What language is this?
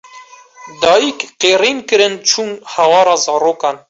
Kurdish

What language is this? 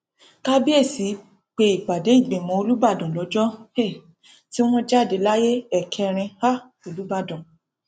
Yoruba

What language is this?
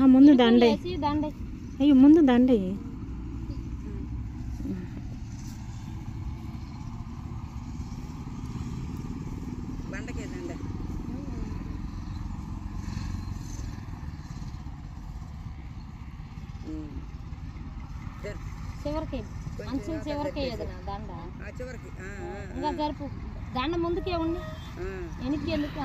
Telugu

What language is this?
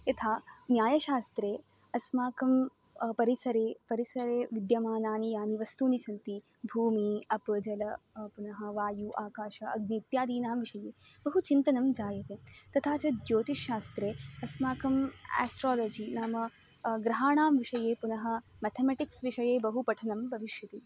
Sanskrit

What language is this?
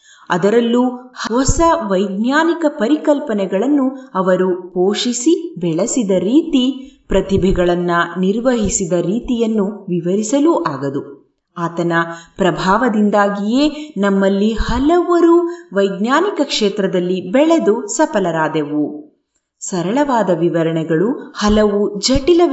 Kannada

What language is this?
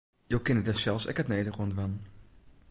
Western Frisian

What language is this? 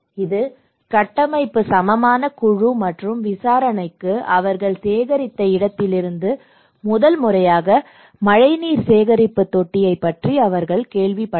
Tamil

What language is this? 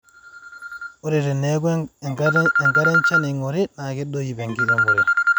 Masai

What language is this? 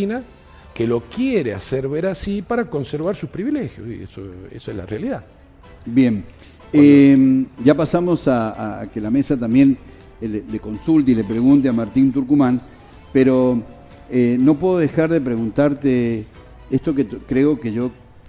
Spanish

